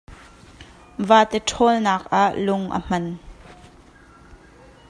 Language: Hakha Chin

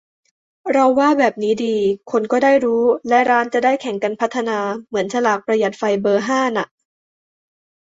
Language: Thai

